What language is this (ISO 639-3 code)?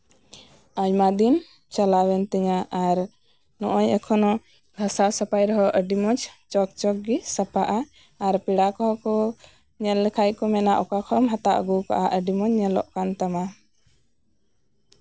sat